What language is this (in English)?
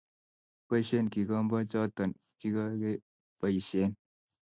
Kalenjin